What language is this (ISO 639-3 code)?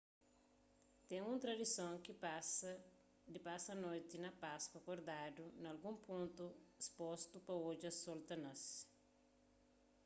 kea